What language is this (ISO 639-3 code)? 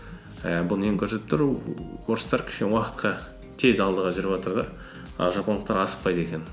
kaz